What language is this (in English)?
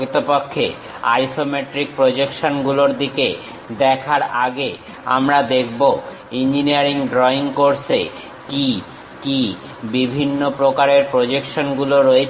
Bangla